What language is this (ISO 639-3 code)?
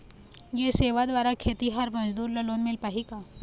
hne